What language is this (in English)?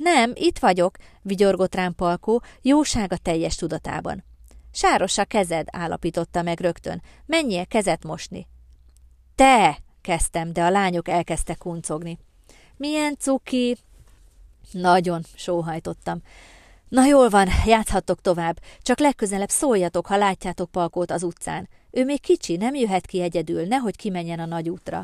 Hungarian